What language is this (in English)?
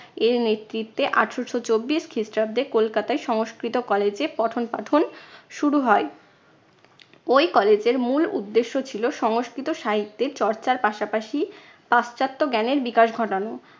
Bangla